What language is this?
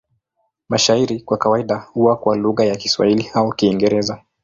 Swahili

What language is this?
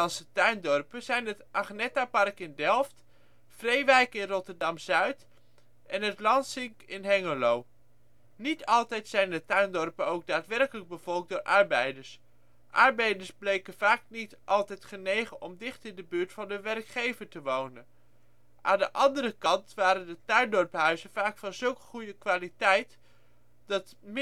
Dutch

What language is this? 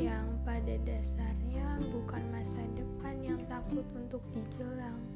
Indonesian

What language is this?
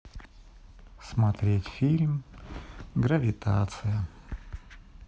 Russian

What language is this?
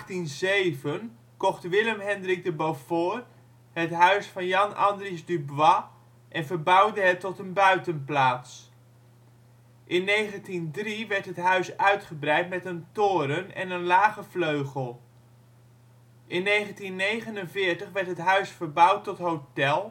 Dutch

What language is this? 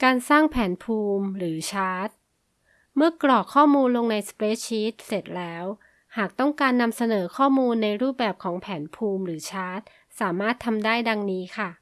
Thai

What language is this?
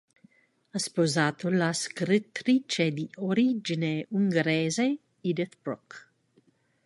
Italian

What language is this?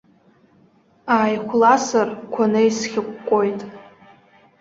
Abkhazian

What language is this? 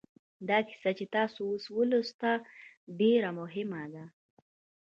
Pashto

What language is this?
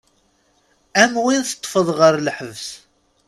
Kabyle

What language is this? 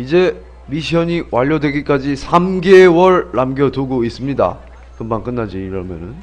Korean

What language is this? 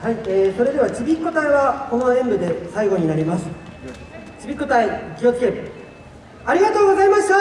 Japanese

